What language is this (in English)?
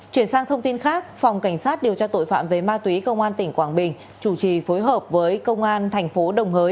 Vietnamese